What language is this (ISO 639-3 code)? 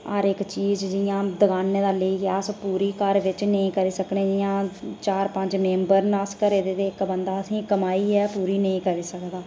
doi